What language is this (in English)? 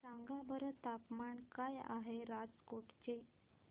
Marathi